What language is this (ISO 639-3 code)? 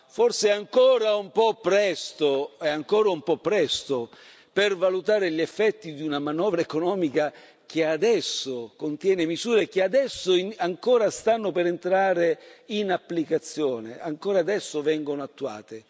ita